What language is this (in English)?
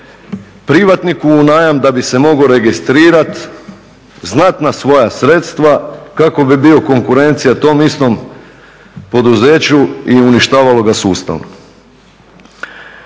Croatian